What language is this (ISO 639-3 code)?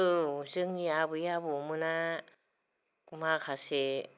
brx